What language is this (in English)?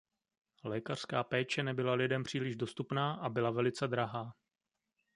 Czech